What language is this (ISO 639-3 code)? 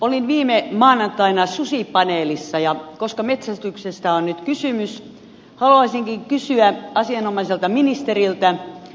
fin